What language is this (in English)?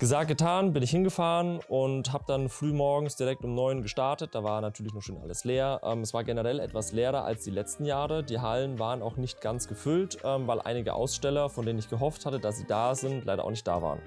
German